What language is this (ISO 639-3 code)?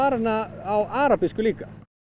isl